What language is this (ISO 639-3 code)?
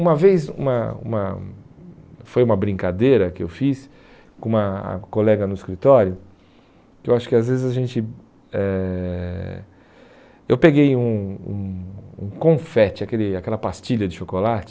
por